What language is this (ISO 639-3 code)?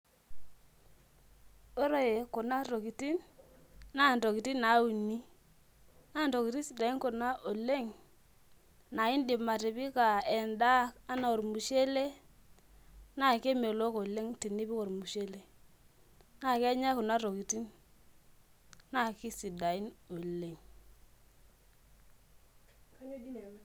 mas